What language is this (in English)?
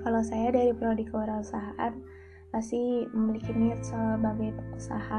Indonesian